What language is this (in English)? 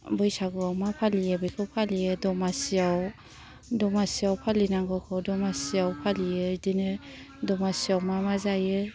Bodo